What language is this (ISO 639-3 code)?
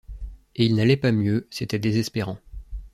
fra